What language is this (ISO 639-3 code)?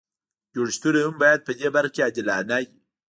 pus